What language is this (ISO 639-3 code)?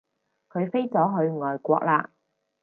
yue